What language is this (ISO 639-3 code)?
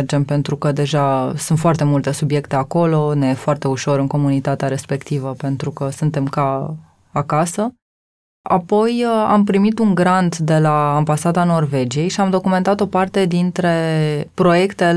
ron